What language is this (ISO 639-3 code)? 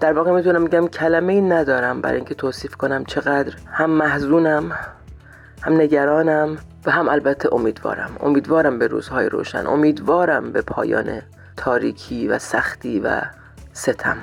fas